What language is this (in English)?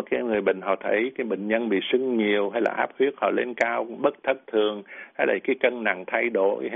Vietnamese